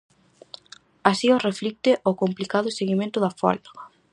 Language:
Galician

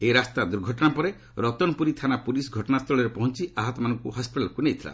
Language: Odia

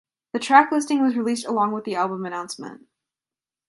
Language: English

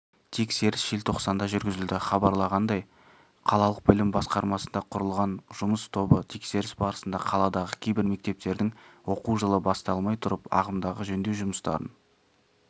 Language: Kazakh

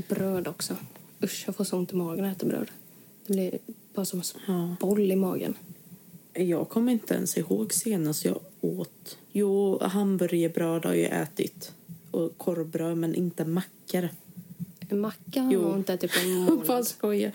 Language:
Swedish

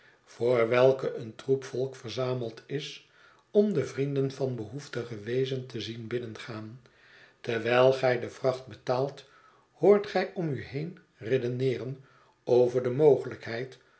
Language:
Dutch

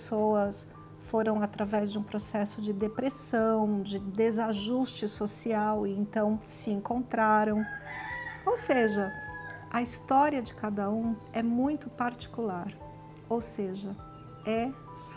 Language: Portuguese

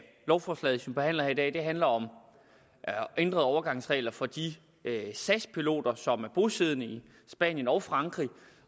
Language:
Danish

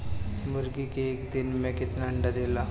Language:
Bhojpuri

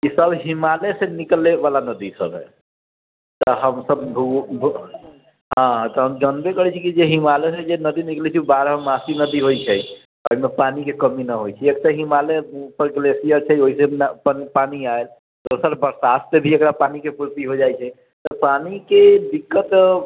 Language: Maithili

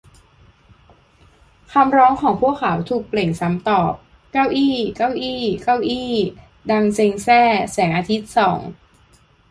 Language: Thai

